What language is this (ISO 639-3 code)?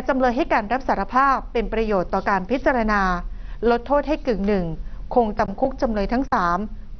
tha